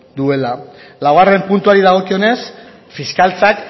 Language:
Basque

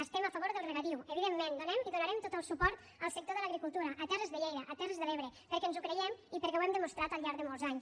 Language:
Catalan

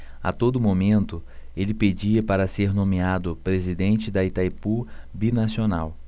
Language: Portuguese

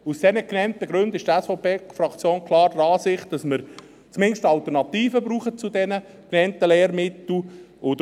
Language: Swiss German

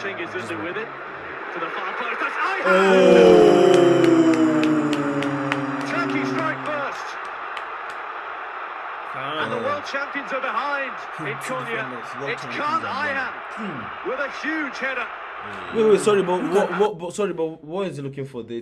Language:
English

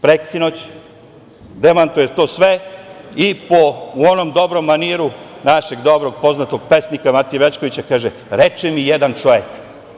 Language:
Serbian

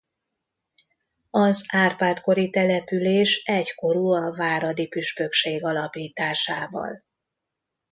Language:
Hungarian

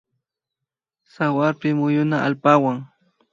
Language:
Imbabura Highland Quichua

